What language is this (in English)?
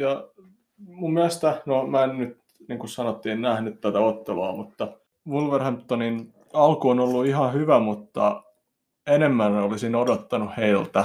Finnish